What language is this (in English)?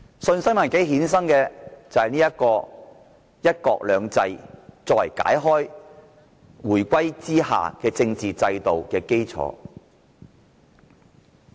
Cantonese